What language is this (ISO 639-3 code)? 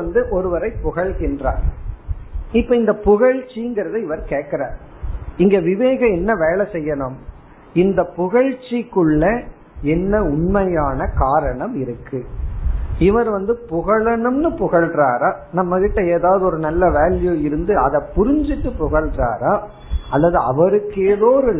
tam